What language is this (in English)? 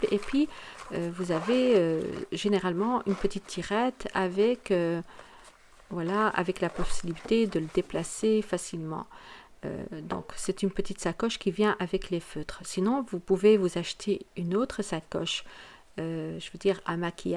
French